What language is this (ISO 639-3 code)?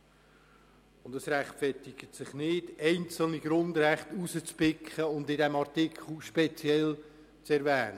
gsw